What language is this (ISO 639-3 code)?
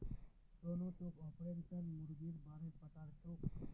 mag